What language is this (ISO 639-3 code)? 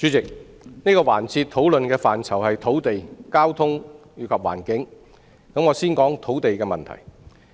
yue